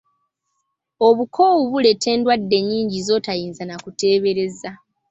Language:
Ganda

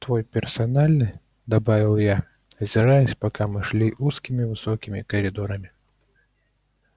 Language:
Russian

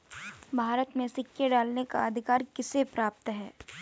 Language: Hindi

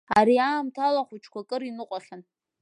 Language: Abkhazian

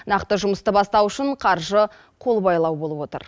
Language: Kazakh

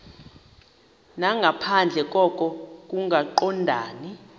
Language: Xhosa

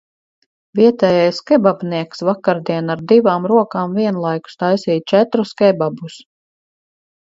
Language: Latvian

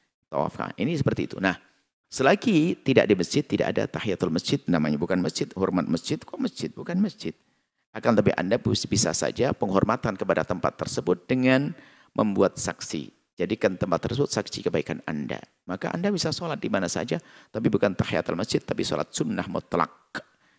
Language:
Indonesian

